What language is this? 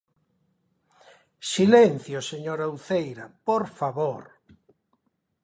Galician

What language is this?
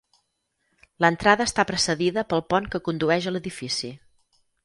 Catalan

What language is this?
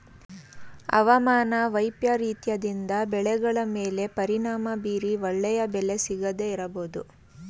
Kannada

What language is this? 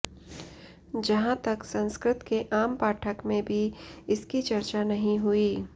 Sanskrit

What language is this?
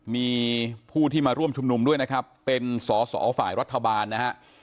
Thai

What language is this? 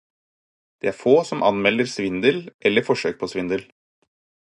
Norwegian Bokmål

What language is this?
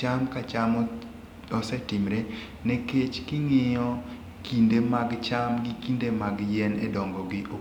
Luo (Kenya and Tanzania)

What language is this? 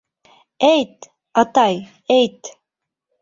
Bashkir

